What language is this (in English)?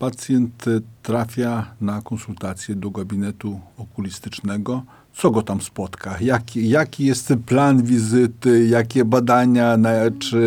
Polish